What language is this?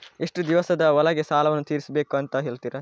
Kannada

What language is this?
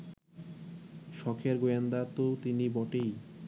Bangla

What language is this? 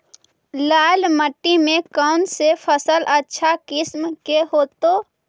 Magahi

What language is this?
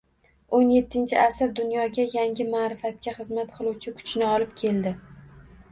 Uzbek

